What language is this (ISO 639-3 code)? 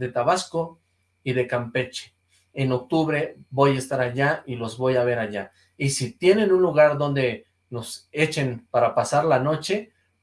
spa